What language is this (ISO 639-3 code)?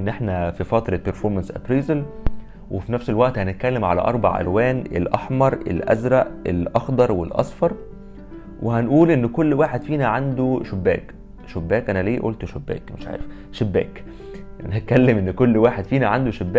ara